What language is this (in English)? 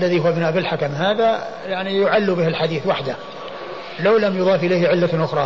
Arabic